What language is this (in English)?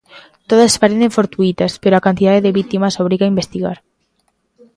Galician